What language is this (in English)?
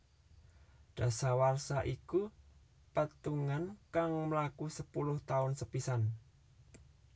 Javanese